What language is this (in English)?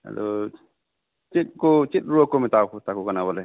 Santali